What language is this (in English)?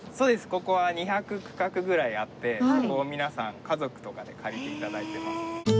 Japanese